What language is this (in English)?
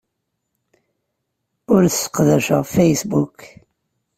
Kabyle